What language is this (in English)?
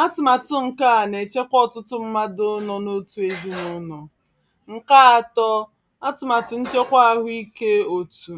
Igbo